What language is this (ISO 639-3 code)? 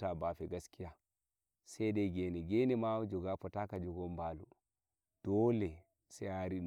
fuv